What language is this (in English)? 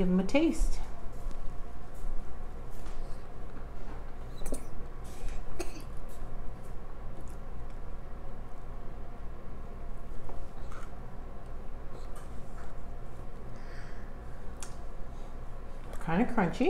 English